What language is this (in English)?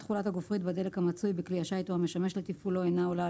Hebrew